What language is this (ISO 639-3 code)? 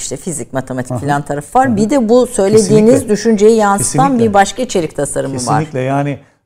tur